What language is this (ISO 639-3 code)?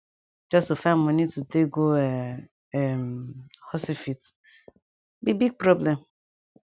pcm